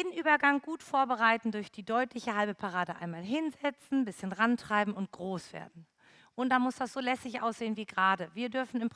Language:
German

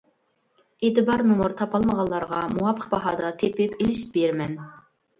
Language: Uyghur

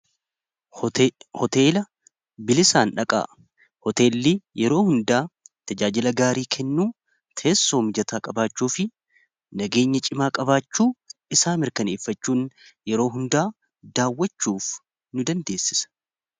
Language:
Oromo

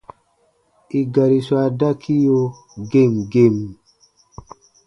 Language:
Baatonum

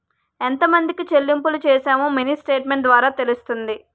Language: Telugu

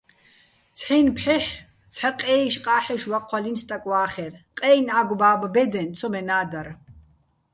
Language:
Bats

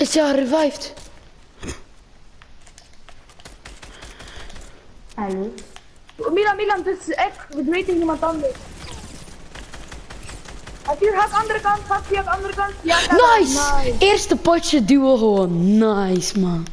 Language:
Dutch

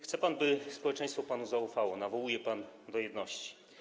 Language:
Polish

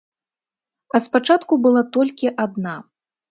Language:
Belarusian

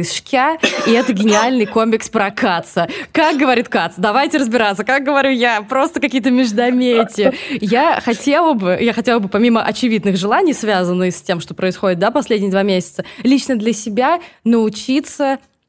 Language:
Russian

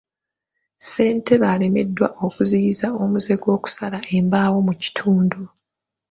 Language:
Ganda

